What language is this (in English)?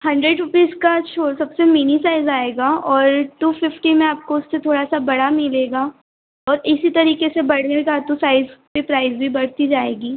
Hindi